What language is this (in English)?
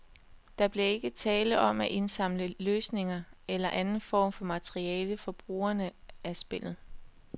Danish